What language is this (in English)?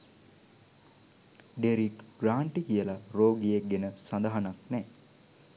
Sinhala